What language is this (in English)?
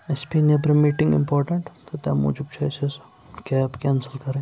Kashmiri